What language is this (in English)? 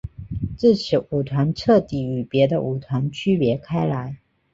Chinese